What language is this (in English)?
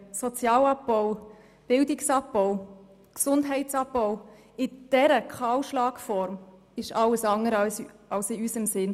Swiss German